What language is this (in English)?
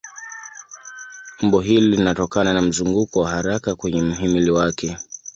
Swahili